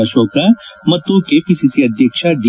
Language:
Kannada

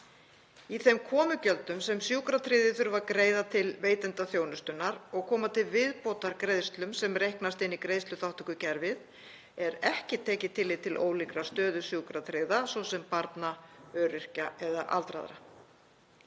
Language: Icelandic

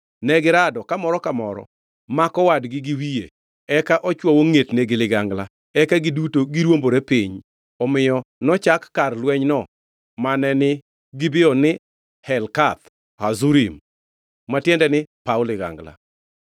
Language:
Luo (Kenya and Tanzania)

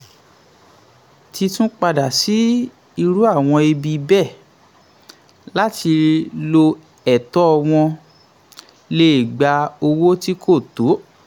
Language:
Yoruba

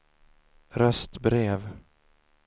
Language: Swedish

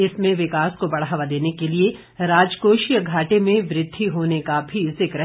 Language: Hindi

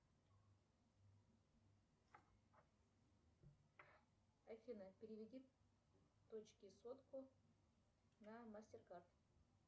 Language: Russian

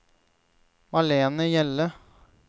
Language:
Norwegian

